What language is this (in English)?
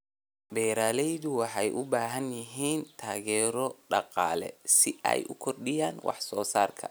Somali